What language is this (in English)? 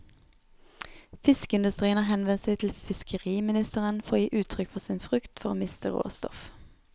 Norwegian